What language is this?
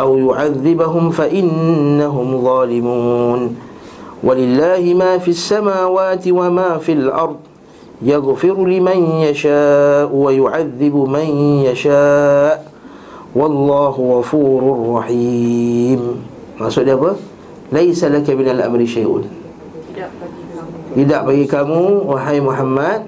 Malay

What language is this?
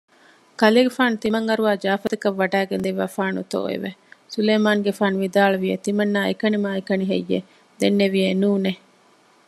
Divehi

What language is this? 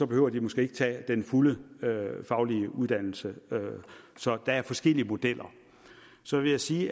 Danish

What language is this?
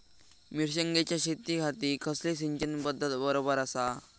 Marathi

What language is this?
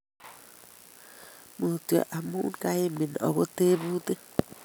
Kalenjin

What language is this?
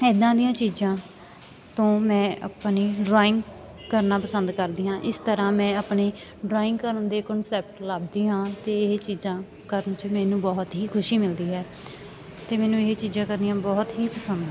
Punjabi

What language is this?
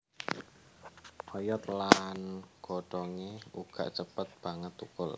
Javanese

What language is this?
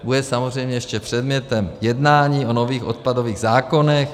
Czech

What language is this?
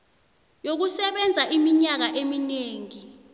South Ndebele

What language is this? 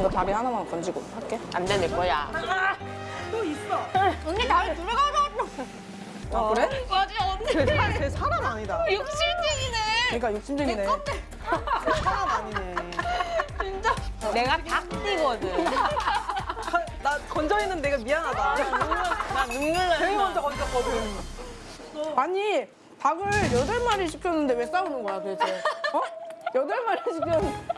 Korean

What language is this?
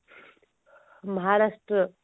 Odia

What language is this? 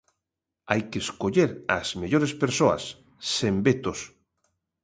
Galician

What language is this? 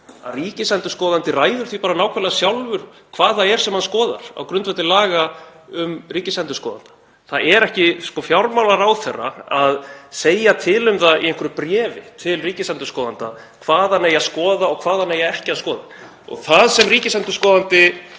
Icelandic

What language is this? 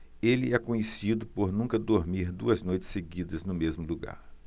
Portuguese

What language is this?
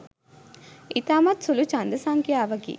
Sinhala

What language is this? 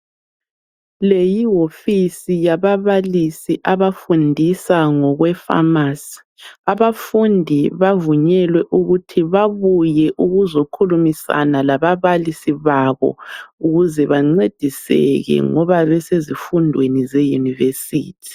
North Ndebele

